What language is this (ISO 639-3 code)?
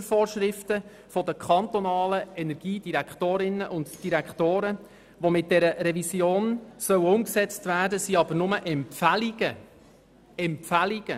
gsw